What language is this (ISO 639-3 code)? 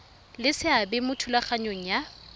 tsn